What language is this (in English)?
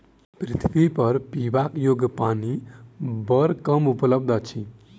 Maithili